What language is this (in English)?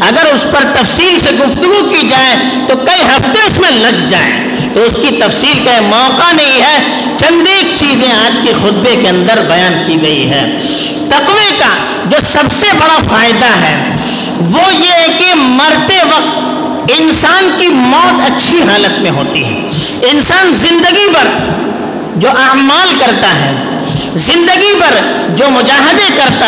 Urdu